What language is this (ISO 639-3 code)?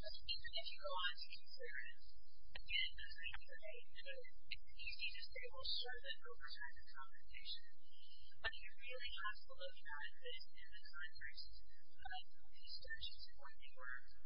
eng